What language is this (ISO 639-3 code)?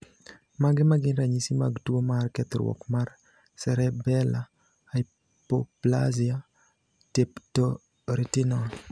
luo